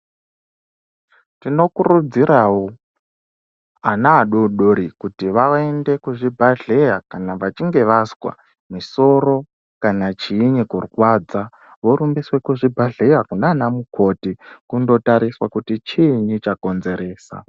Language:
Ndau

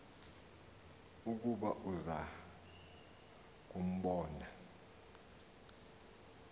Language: Xhosa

